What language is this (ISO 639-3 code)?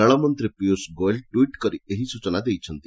ori